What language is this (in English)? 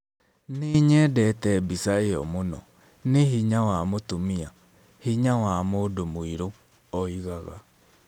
Kikuyu